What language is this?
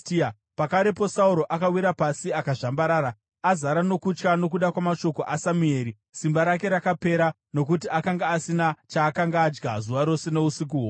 Shona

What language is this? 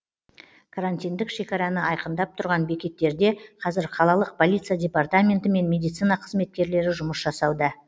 Kazakh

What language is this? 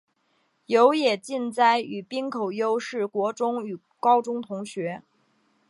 Chinese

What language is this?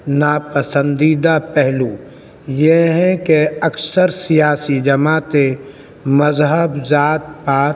Urdu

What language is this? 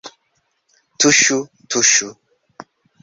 Esperanto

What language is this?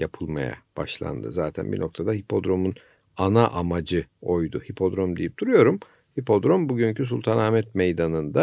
Turkish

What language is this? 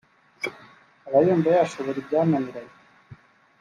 Kinyarwanda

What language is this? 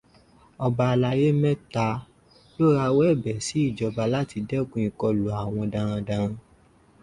Yoruba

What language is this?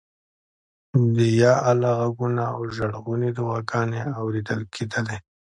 Pashto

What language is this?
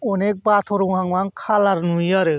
Bodo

